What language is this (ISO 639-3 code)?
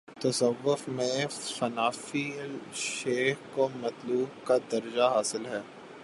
urd